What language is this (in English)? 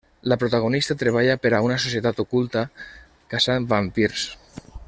Catalan